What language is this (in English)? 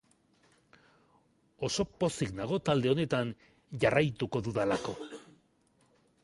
Basque